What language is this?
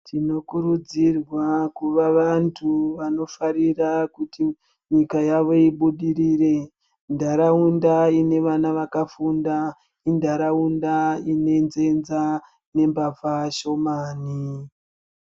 Ndau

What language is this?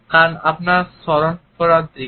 Bangla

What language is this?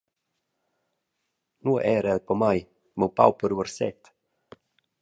Romansh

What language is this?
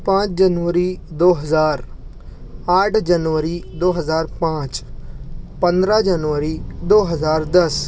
Urdu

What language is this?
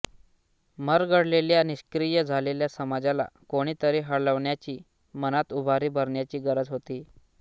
Marathi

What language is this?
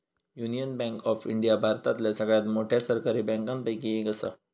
Marathi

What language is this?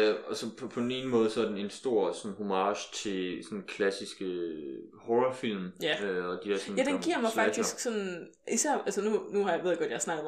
Danish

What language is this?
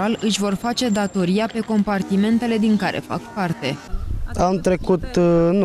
Romanian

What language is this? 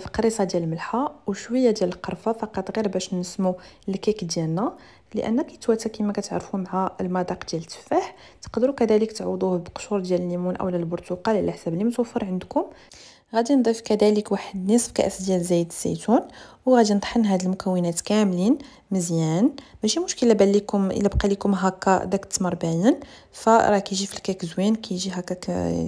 Arabic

